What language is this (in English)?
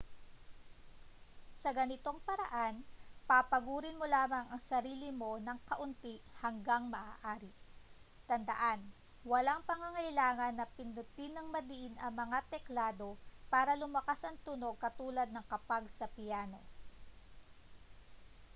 Filipino